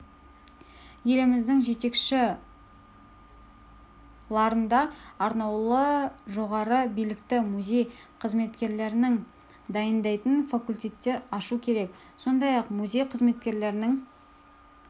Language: Kazakh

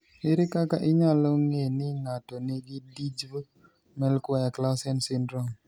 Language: Luo (Kenya and Tanzania)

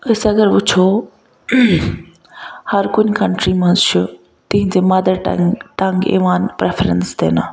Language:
Kashmiri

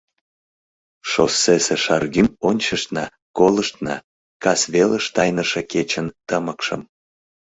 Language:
Mari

